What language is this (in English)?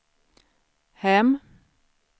Swedish